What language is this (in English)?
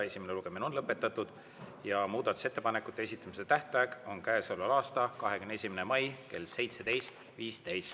Estonian